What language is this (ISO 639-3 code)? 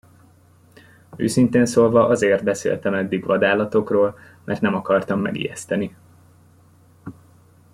hun